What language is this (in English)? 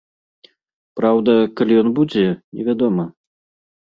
Belarusian